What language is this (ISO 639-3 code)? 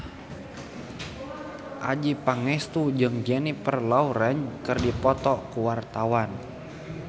sun